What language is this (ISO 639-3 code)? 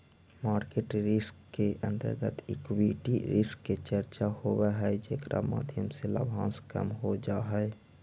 mag